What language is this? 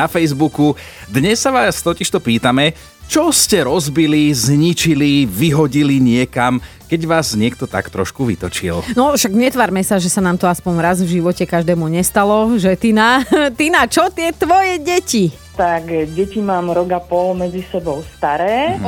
Slovak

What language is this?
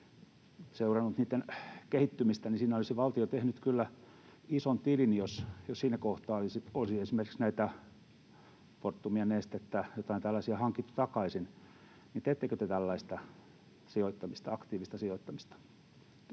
Finnish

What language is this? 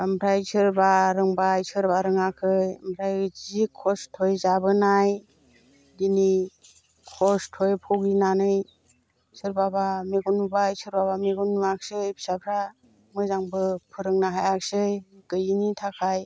Bodo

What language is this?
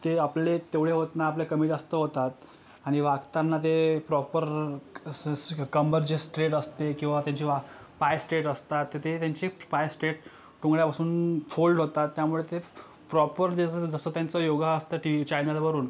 Marathi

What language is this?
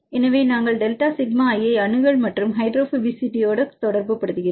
Tamil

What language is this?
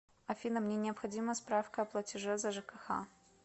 Russian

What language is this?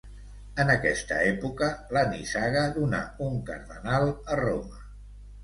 Catalan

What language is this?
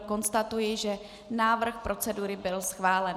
Czech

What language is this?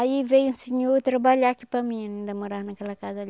Portuguese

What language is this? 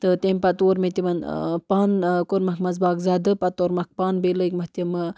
Kashmiri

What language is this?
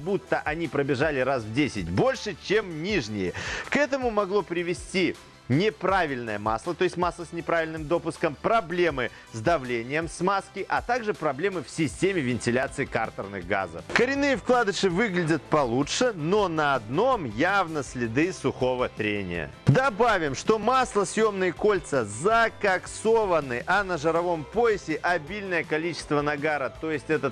Russian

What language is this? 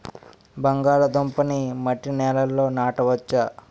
Telugu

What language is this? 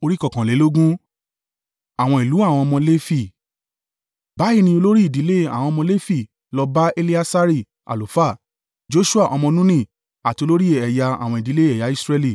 Yoruba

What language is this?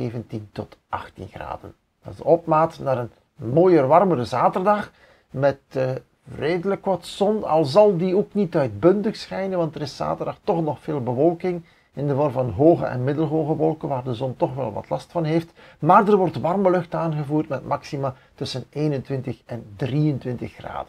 Dutch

